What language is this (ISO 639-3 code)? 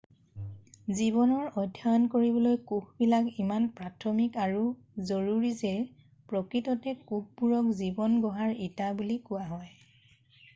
asm